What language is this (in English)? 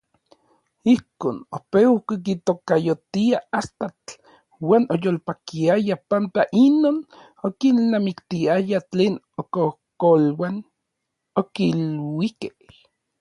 Orizaba Nahuatl